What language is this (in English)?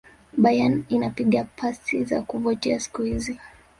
Swahili